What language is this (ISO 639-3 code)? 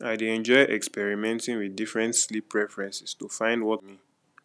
pcm